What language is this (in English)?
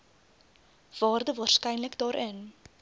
Afrikaans